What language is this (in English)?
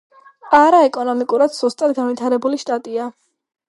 Georgian